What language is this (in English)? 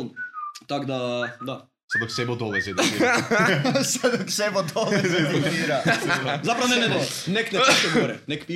Croatian